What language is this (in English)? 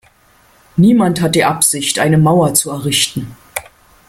German